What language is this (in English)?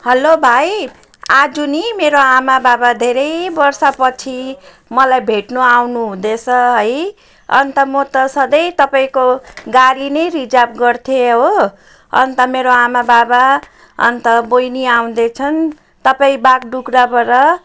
Nepali